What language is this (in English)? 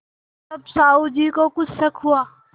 Hindi